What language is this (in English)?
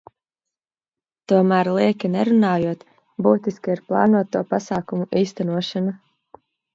Latvian